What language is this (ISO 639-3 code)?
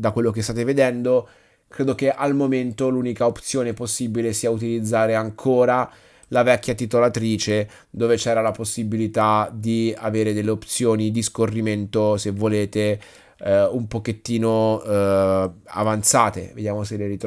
ita